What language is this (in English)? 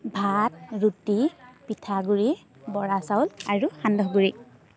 Assamese